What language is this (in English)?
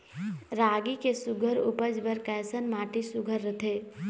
Chhattisgarhi